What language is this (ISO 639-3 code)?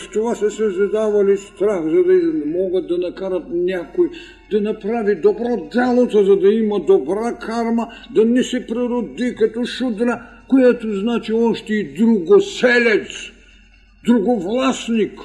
bul